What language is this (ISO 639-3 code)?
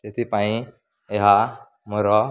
ori